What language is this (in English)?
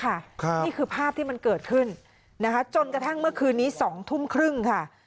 Thai